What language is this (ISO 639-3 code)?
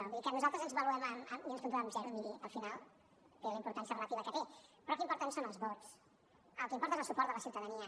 cat